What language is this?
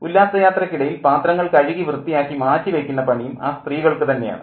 Malayalam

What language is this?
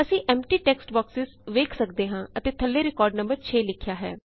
Punjabi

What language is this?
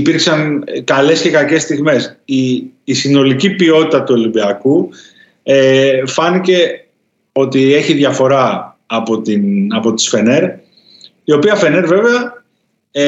Greek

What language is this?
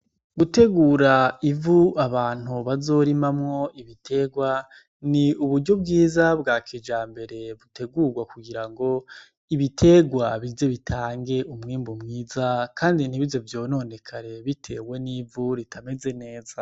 Rundi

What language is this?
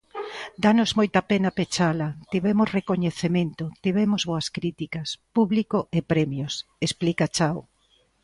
Galician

